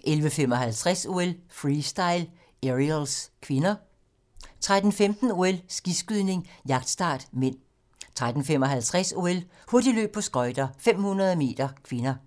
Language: Danish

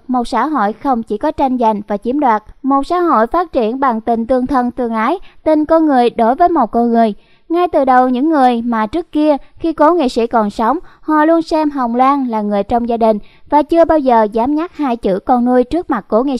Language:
Vietnamese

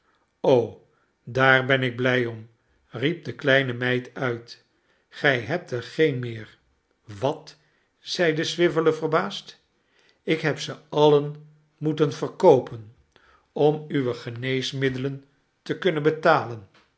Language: Dutch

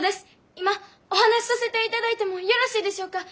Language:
Japanese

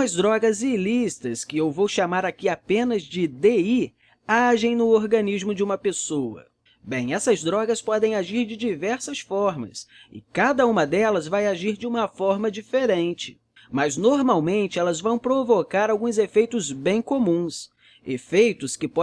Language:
Portuguese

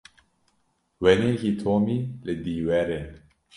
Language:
Kurdish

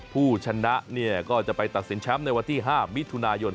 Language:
Thai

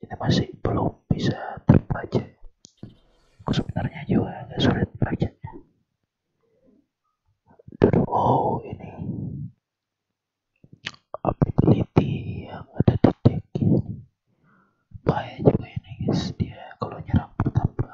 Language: Spanish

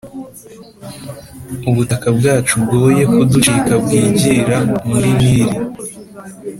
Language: Kinyarwanda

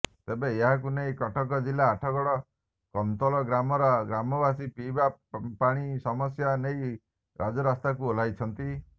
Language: Odia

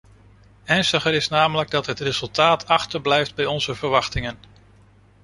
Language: Dutch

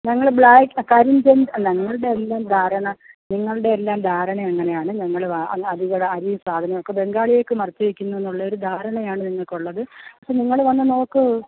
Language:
Malayalam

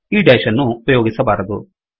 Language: Kannada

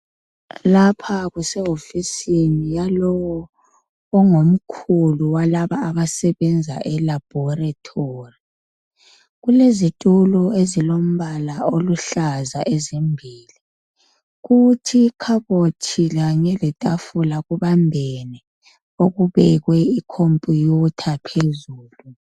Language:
North Ndebele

